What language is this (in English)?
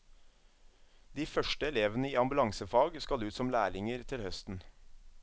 Norwegian